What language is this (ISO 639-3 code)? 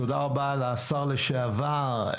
heb